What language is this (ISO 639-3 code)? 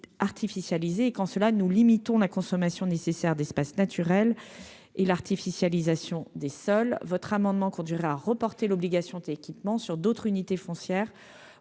fra